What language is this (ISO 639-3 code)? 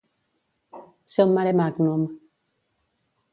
cat